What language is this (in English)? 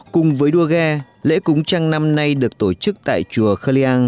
Vietnamese